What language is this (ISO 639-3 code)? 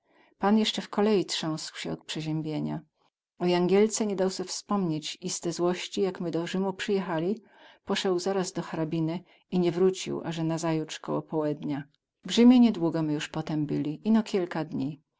pol